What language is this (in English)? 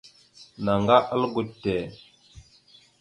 Mada (Cameroon)